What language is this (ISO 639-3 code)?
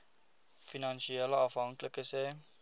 afr